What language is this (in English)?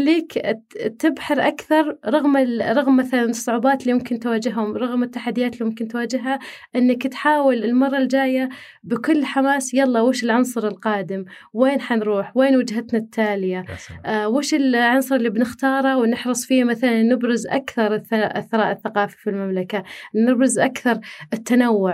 Arabic